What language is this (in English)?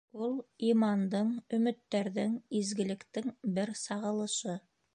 Bashkir